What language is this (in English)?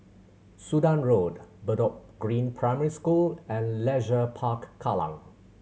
English